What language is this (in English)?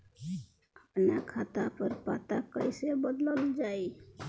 Bhojpuri